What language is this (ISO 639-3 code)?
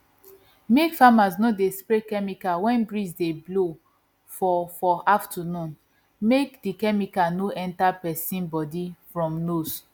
pcm